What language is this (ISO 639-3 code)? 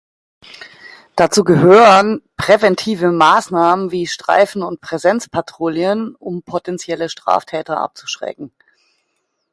deu